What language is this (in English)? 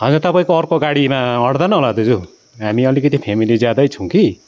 Nepali